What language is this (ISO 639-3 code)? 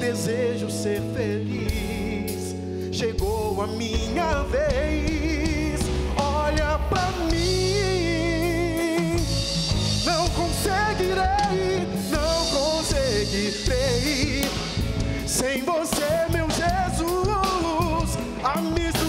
por